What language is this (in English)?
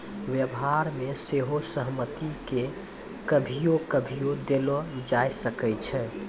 Maithili